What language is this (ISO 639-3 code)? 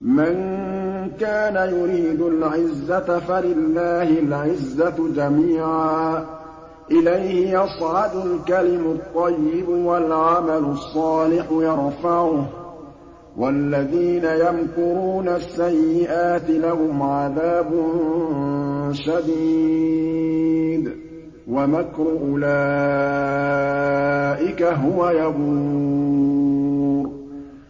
ara